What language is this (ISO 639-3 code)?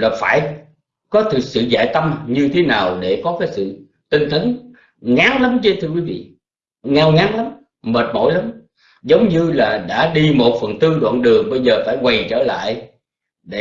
vie